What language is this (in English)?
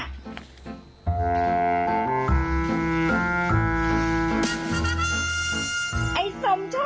Thai